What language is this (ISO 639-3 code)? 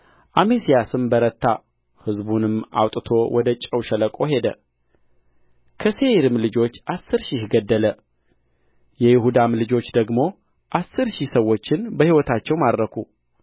amh